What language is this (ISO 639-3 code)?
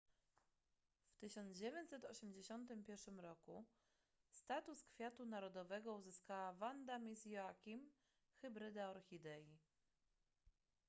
pol